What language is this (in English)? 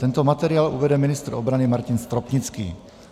Czech